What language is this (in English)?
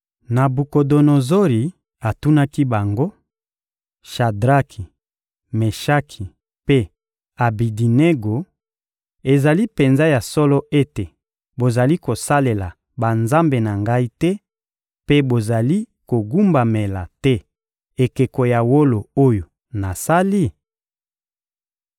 Lingala